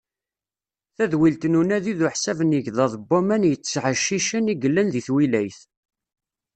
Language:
Kabyle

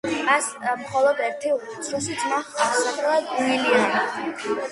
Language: Georgian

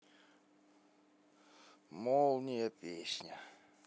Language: Russian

